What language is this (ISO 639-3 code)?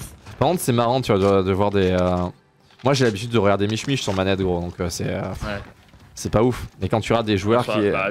fra